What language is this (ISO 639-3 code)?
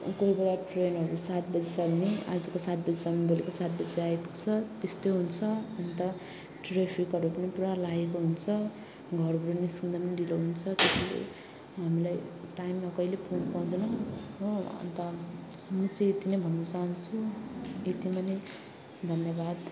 nep